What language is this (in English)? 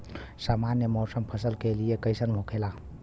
Bhojpuri